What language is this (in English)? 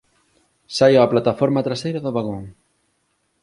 Galician